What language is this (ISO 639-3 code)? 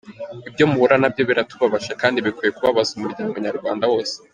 kin